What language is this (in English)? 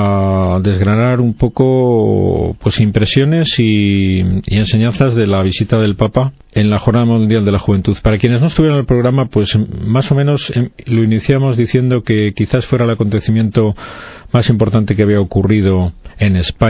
Spanish